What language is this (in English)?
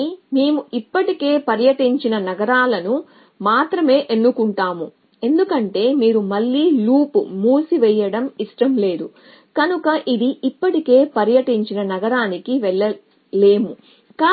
Telugu